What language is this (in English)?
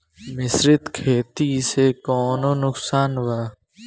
Bhojpuri